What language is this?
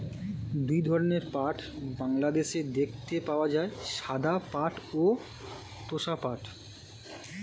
Bangla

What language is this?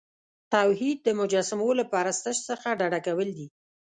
Pashto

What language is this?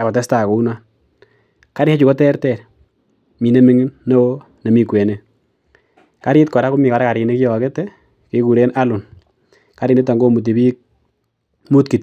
Kalenjin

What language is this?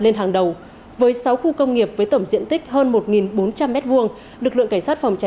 Vietnamese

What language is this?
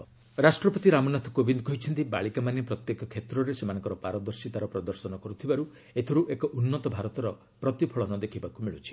Odia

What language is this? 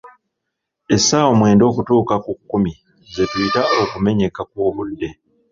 Ganda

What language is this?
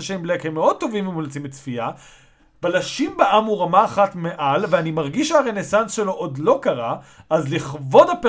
Hebrew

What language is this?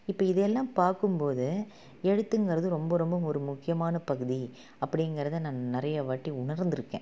Tamil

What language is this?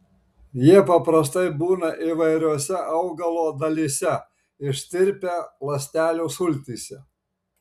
Lithuanian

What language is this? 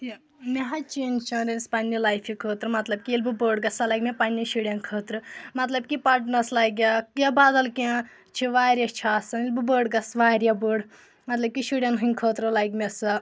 Kashmiri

